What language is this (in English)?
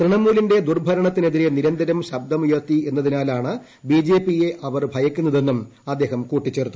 Malayalam